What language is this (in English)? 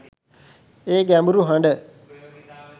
Sinhala